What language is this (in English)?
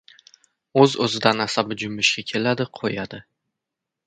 Uzbek